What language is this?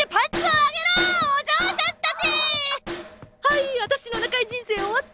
Japanese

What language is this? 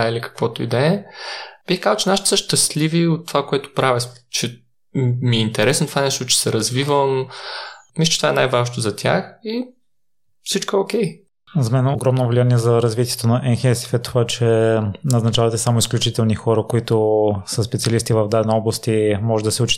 Bulgarian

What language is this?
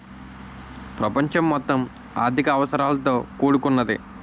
Telugu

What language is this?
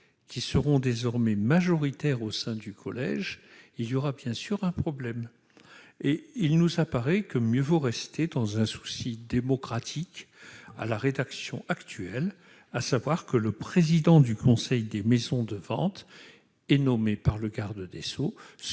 French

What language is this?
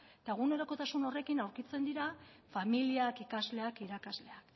Basque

